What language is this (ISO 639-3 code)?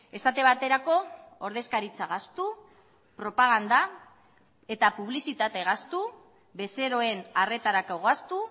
eus